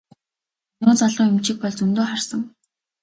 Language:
Mongolian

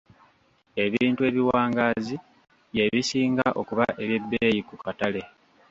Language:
Ganda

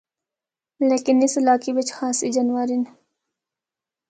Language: Northern Hindko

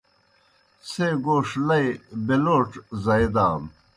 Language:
Kohistani Shina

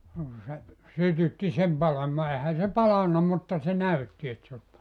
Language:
Finnish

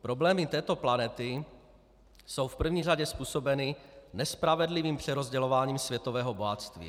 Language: Czech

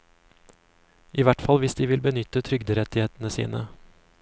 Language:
Norwegian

